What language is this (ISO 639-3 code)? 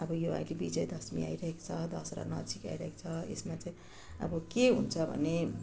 nep